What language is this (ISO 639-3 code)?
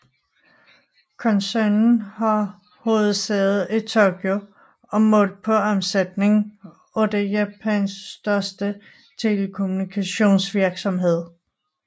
dan